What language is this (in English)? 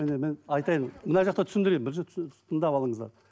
Kazakh